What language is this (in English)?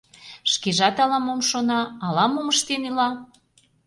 Mari